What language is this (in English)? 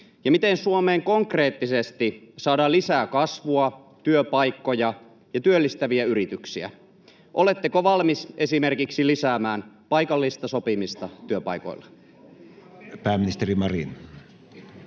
Finnish